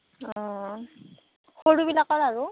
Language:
Assamese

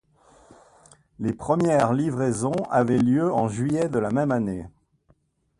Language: French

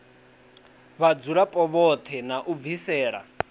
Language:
Venda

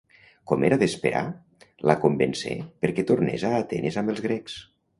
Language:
Catalan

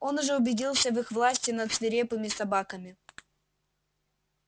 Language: Russian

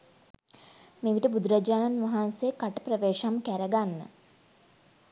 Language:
Sinhala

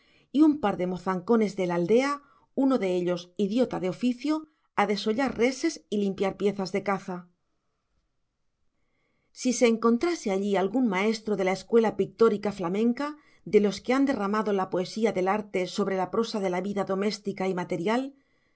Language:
Spanish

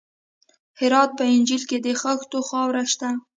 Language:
Pashto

